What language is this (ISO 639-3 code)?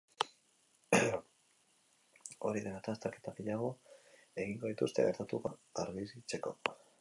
eus